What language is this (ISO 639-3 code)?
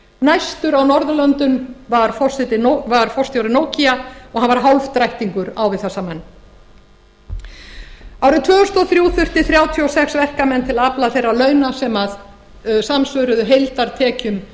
isl